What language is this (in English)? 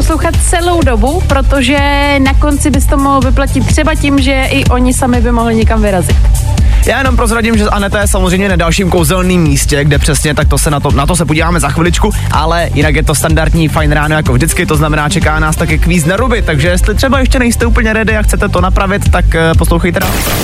Czech